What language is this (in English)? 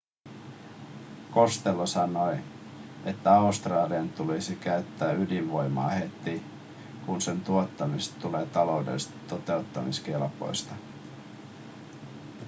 Finnish